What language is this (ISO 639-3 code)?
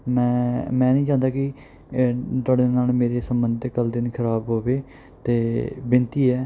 pan